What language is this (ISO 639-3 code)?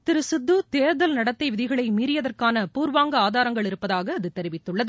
tam